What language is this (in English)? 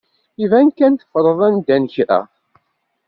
Kabyle